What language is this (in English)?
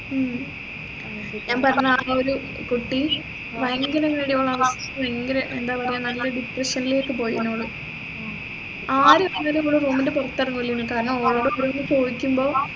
Malayalam